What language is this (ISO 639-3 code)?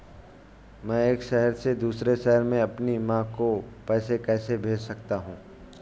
hin